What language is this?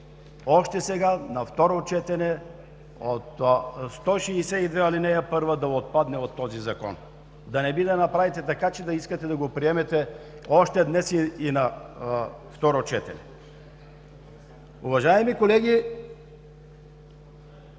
Bulgarian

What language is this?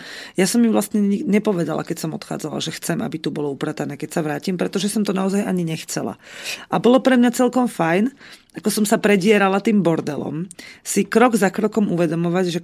Slovak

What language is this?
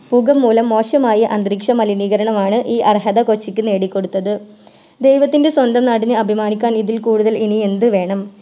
Malayalam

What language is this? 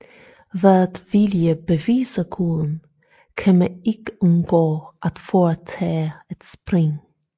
Danish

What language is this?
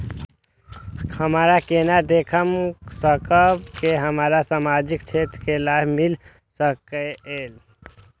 Maithili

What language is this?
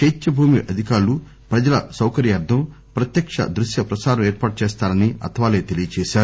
Telugu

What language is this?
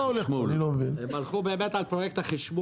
Hebrew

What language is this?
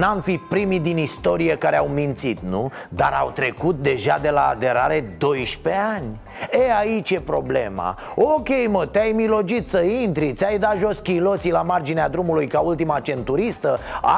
Romanian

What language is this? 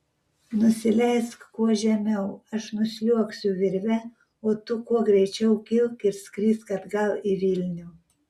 Lithuanian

